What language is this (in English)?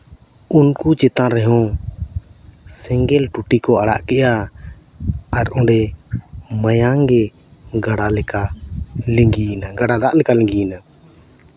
Santali